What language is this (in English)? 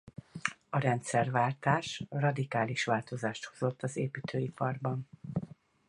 Hungarian